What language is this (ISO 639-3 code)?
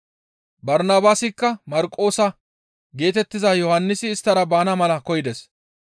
gmv